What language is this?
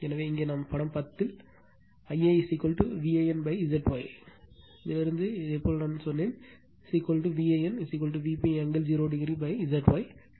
Tamil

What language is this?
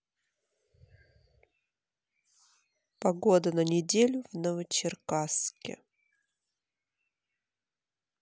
Russian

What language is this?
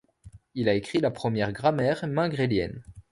French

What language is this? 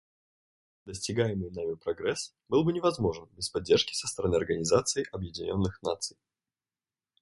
Russian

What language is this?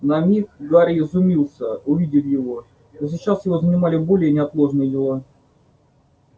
Russian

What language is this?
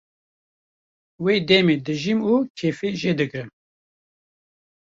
Kurdish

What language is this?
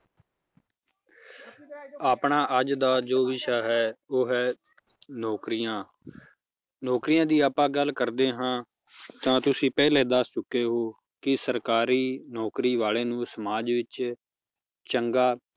Punjabi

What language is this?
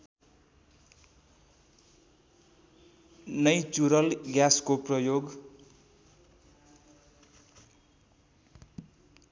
Nepali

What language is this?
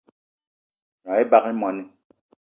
Eton (Cameroon)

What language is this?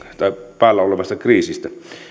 Finnish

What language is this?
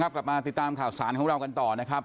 Thai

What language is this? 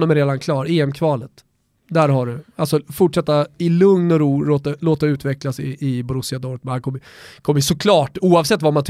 Swedish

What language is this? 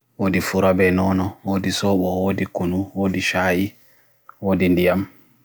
Bagirmi Fulfulde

